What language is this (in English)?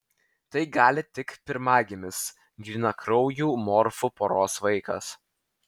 Lithuanian